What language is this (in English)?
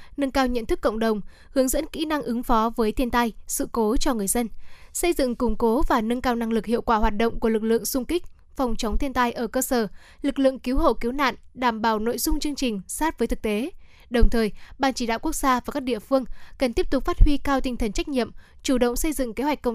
Vietnamese